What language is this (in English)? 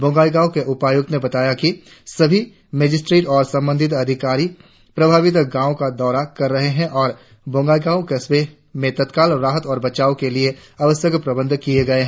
Hindi